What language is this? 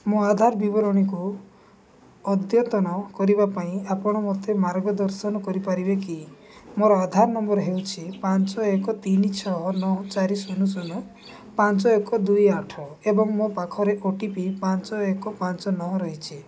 Odia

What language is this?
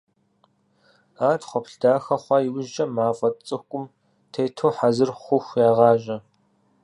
Kabardian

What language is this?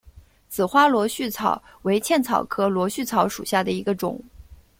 Chinese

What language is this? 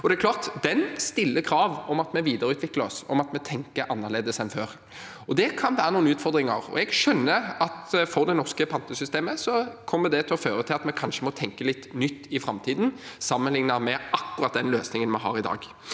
Norwegian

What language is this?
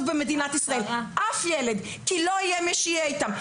Hebrew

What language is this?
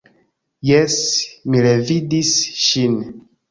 Esperanto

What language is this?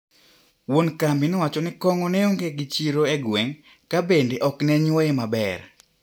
Luo (Kenya and Tanzania)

